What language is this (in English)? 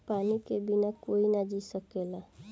Bhojpuri